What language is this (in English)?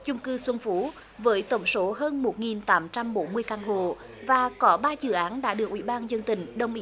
Vietnamese